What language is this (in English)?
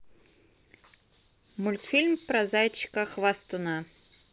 Russian